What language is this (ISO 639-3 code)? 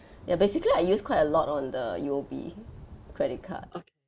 eng